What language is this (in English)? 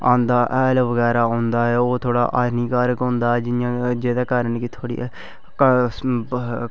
Dogri